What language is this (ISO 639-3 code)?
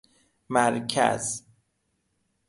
fas